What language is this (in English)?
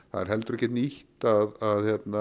Icelandic